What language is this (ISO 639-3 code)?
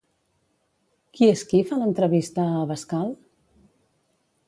cat